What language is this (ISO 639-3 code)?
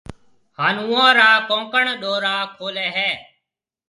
mve